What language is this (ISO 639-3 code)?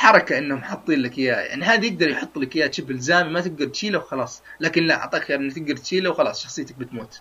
ara